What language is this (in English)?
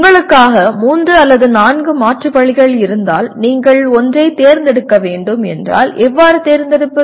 Tamil